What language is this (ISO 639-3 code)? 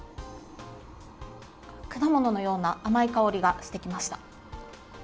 jpn